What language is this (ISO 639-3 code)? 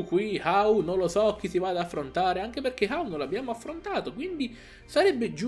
ita